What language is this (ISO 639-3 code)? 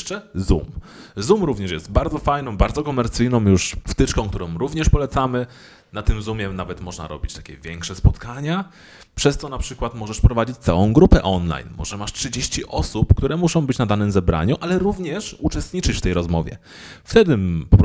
pol